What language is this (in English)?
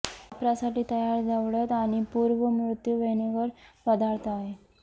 Marathi